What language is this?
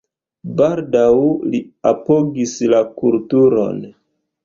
Esperanto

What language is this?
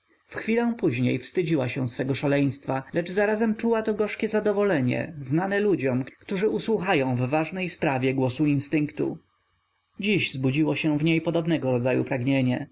Polish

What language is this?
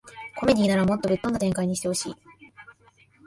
Japanese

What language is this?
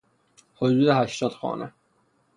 Persian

